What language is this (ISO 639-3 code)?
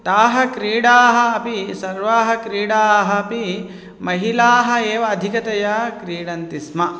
san